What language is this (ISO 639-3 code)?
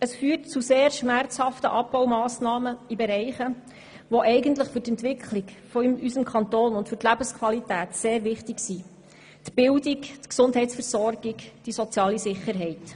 gsw